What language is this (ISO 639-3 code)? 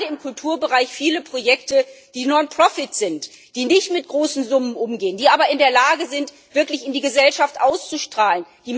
deu